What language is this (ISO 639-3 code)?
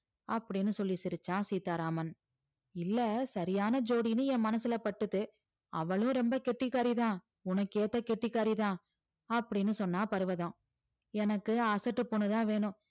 tam